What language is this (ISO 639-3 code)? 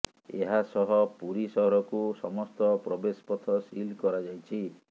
ori